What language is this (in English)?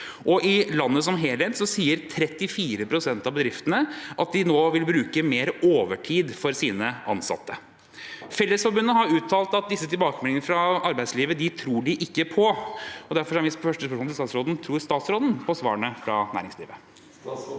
Norwegian